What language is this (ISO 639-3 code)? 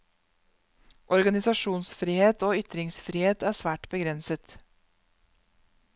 nor